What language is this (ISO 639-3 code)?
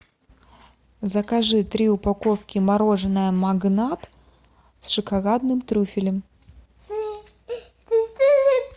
rus